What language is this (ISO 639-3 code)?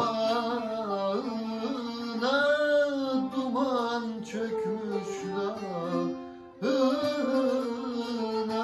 tur